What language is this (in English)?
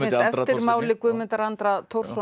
Icelandic